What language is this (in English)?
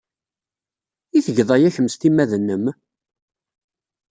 Kabyle